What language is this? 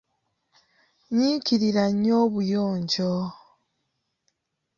Ganda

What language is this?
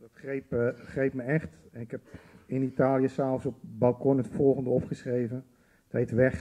Dutch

